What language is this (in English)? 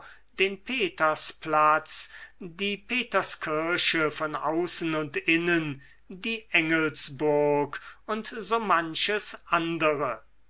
German